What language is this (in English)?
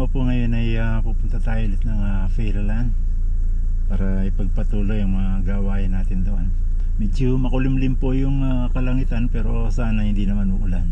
Filipino